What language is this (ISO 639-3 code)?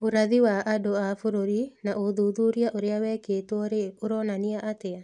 kik